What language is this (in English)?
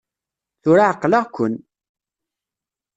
Kabyle